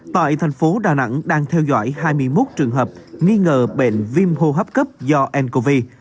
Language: Vietnamese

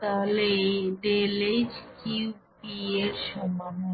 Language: Bangla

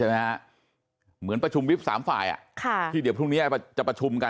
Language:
Thai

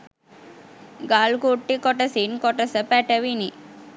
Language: Sinhala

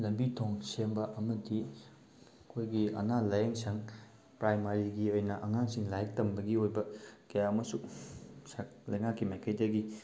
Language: Manipuri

